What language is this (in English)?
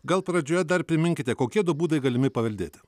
Lithuanian